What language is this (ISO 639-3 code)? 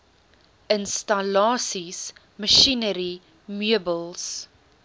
afr